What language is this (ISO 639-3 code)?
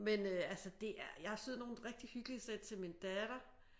dan